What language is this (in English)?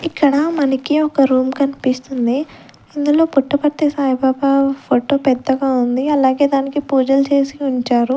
Telugu